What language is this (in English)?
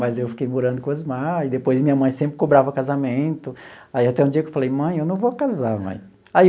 Portuguese